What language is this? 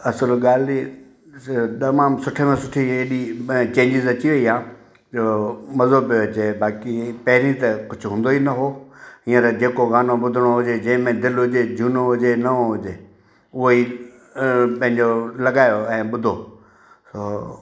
Sindhi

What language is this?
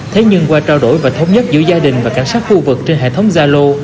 Vietnamese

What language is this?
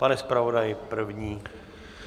Czech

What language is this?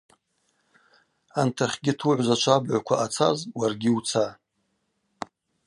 Abaza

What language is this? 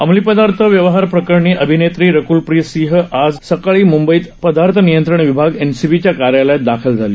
Marathi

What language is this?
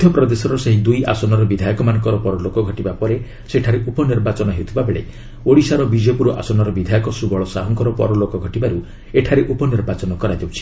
Odia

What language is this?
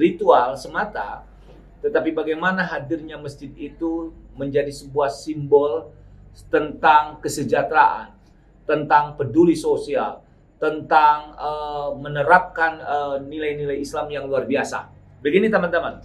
Indonesian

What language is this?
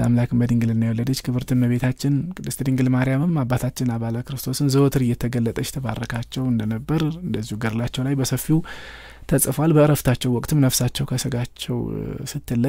Arabic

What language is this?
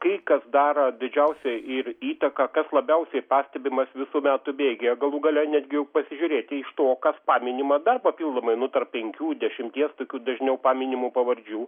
Lithuanian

